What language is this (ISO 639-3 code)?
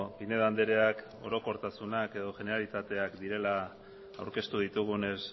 eus